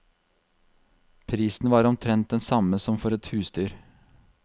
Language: Norwegian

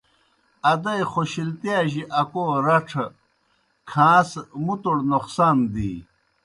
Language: Kohistani Shina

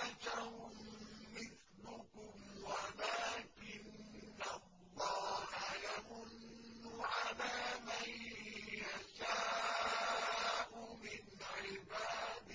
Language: Arabic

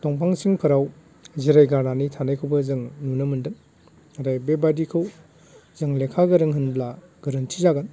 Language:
Bodo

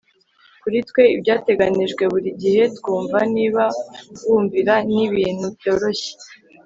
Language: Kinyarwanda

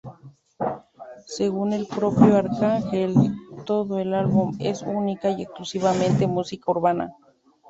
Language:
Spanish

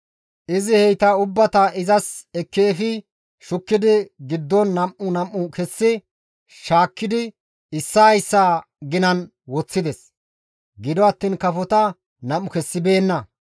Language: Gamo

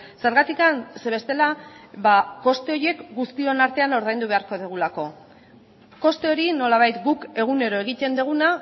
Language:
Basque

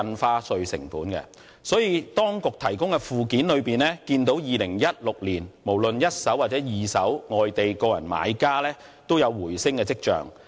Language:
Cantonese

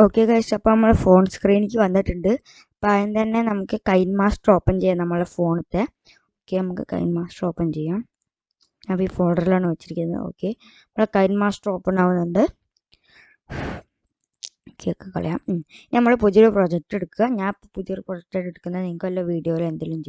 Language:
Turkish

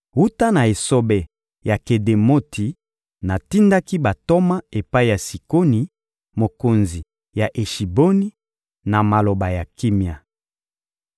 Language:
Lingala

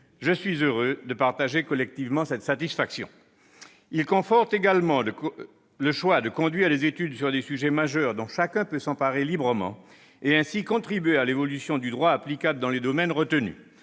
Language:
French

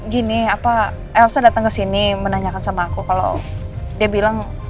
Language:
Indonesian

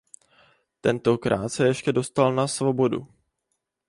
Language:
Czech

